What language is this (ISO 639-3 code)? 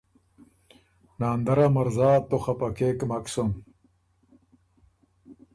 oru